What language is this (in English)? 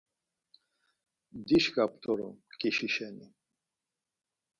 Laz